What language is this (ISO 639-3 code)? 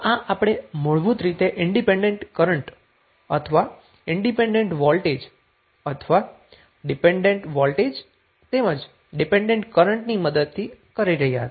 guj